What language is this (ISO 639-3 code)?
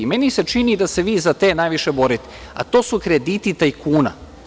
srp